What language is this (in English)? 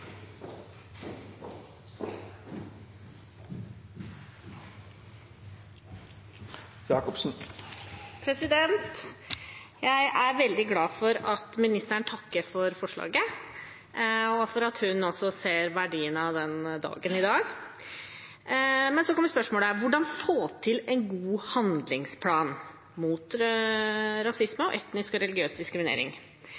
Norwegian